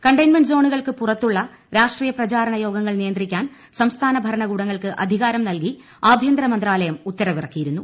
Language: Malayalam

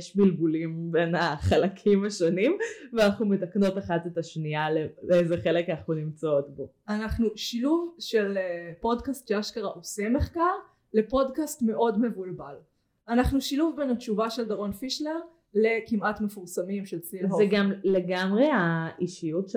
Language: Hebrew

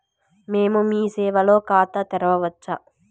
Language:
Telugu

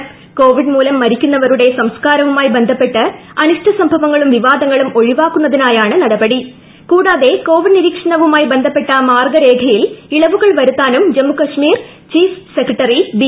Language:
Malayalam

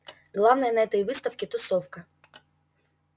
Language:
Russian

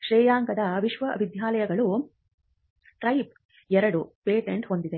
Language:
Kannada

